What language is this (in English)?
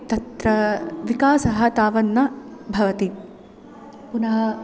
Sanskrit